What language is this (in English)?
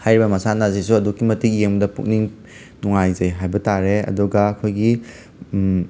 Manipuri